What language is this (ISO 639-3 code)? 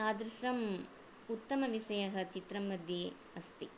san